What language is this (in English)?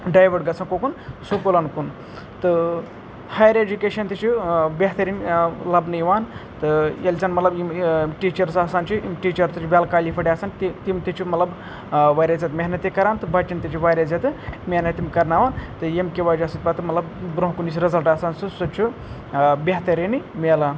Kashmiri